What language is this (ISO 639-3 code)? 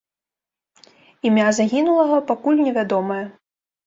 bel